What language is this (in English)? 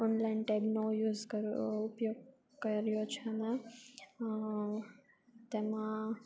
Gujarati